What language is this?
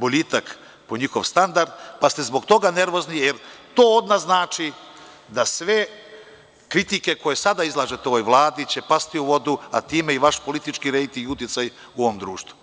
Serbian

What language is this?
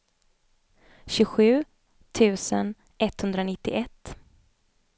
Swedish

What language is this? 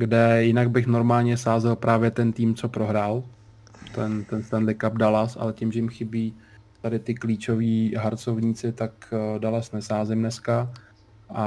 Czech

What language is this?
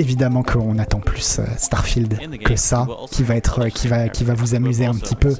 French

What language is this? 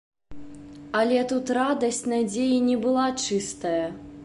Belarusian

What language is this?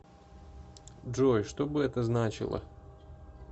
Russian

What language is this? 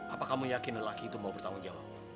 Indonesian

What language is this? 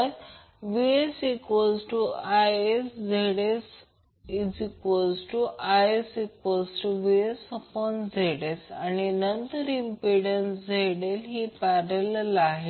Marathi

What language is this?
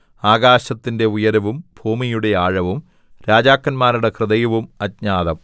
Malayalam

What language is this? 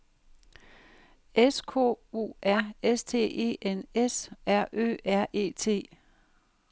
Danish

